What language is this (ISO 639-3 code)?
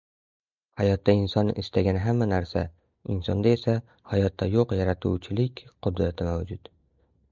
uzb